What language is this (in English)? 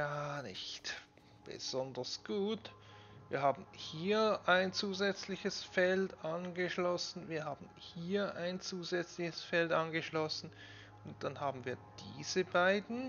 German